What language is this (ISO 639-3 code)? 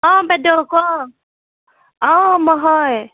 asm